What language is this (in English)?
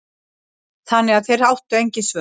Icelandic